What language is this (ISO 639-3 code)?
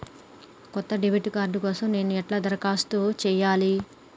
tel